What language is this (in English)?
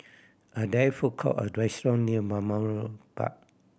English